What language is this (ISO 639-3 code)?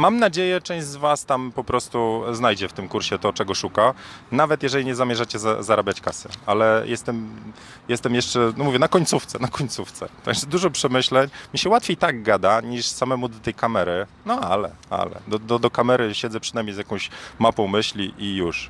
pol